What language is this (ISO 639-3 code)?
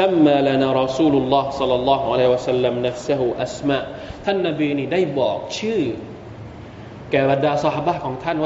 tha